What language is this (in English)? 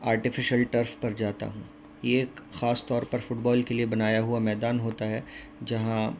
Urdu